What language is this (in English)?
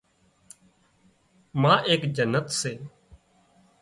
Wadiyara Koli